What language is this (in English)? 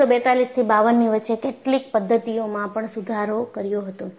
Gujarati